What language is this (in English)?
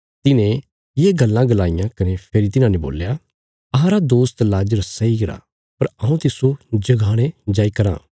Bilaspuri